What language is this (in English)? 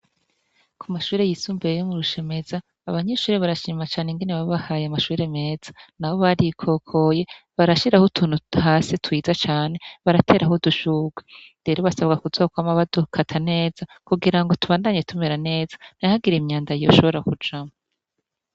Rundi